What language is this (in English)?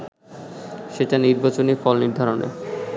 Bangla